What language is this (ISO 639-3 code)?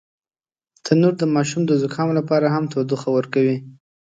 pus